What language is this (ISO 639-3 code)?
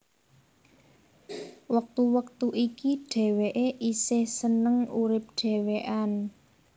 jav